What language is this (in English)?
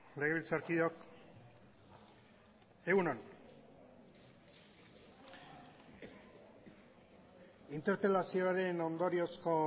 Basque